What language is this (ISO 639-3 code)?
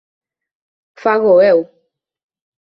glg